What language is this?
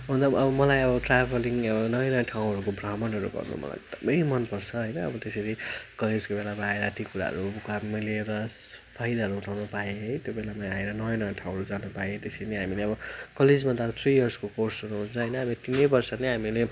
Nepali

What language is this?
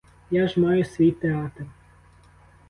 Ukrainian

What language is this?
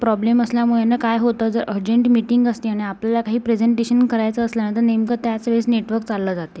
Marathi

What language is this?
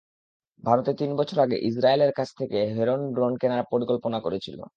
Bangla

